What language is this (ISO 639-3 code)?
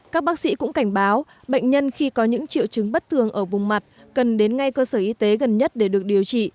vie